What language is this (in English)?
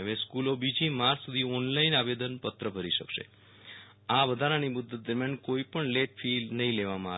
Gujarati